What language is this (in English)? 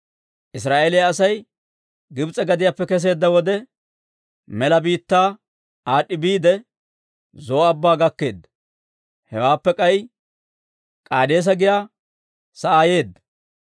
Dawro